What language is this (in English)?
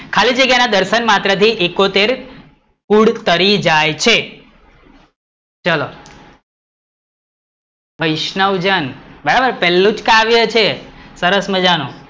Gujarati